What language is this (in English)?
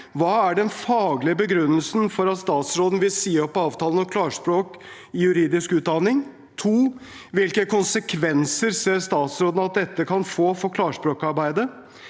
Norwegian